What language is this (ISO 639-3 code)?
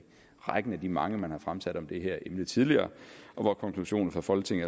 dan